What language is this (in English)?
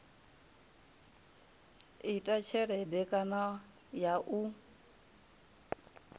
Venda